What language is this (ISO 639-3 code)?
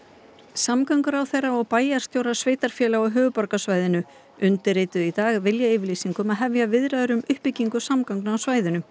isl